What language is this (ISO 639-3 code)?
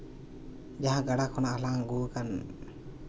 sat